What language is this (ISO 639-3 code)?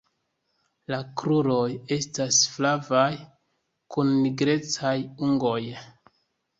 epo